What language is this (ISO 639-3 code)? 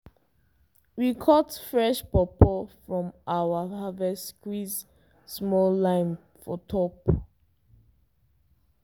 pcm